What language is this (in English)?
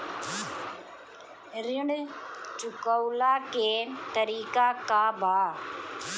Bhojpuri